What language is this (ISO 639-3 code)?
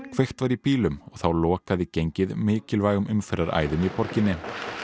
isl